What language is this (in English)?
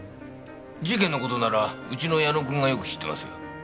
Japanese